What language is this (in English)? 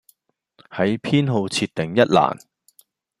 Cantonese